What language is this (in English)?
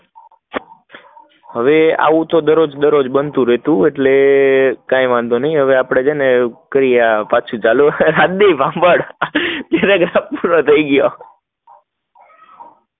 Gujarati